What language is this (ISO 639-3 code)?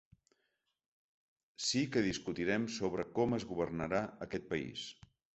cat